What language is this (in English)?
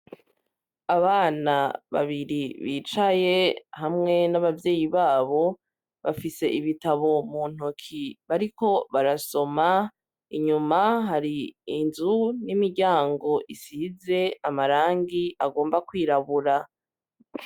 Rundi